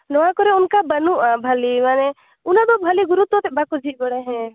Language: Santali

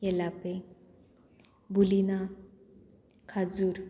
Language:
Konkani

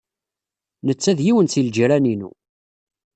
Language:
Kabyle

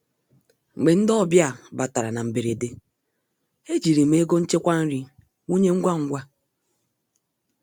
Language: Igbo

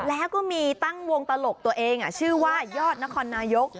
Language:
Thai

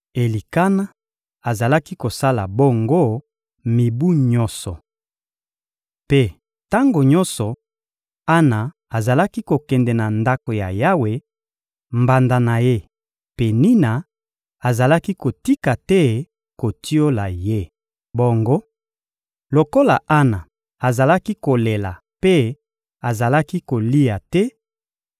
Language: Lingala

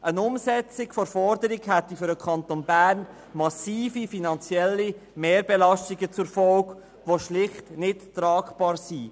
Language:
Swiss German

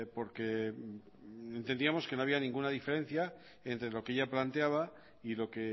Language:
Spanish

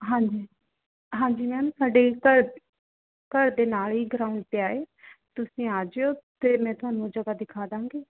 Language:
Punjabi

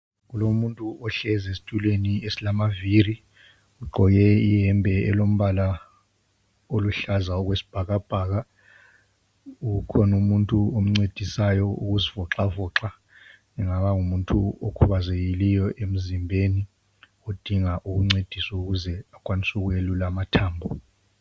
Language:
North Ndebele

